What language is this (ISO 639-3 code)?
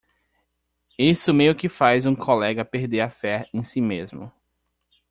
por